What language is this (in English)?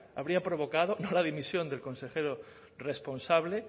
Spanish